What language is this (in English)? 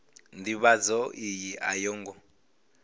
Venda